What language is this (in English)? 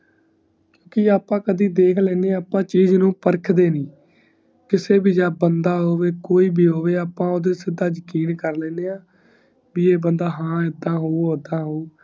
Punjabi